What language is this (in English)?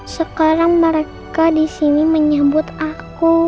Indonesian